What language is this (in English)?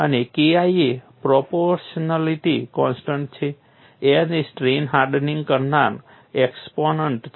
Gujarati